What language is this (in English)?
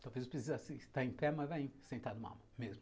Portuguese